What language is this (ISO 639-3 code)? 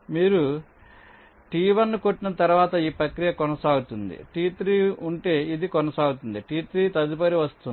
tel